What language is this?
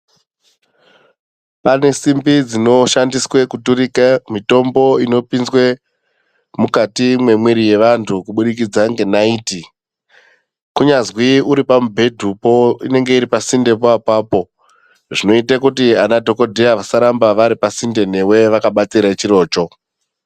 Ndau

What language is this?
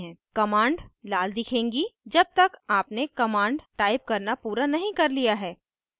Hindi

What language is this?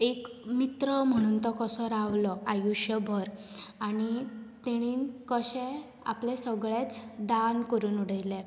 Konkani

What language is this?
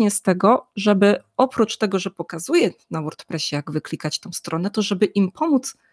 Polish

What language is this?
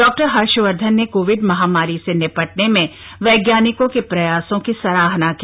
Hindi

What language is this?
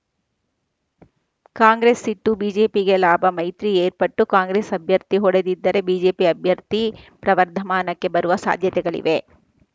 Kannada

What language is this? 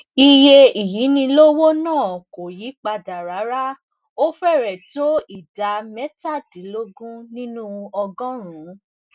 Yoruba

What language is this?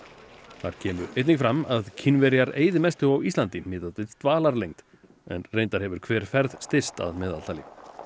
Icelandic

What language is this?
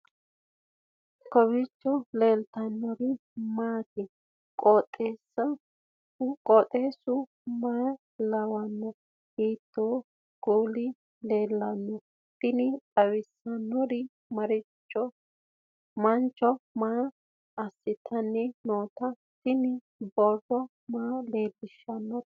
Sidamo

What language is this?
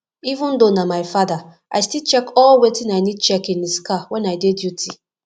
Nigerian Pidgin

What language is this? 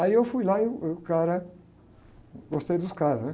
Portuguese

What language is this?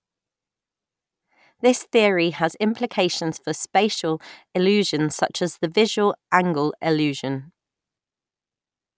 English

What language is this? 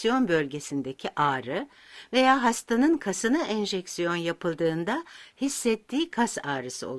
Turkish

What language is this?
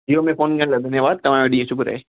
Sindhi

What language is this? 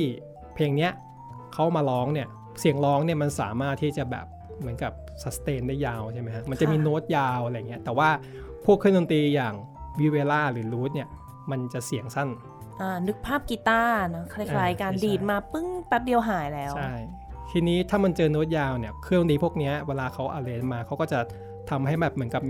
Thai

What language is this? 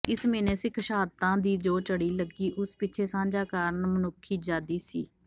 Punjabi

